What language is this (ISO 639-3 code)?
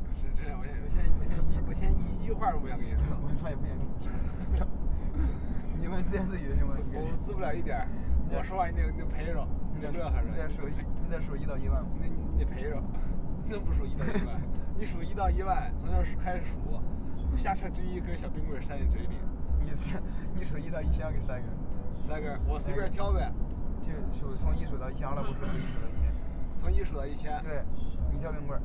zho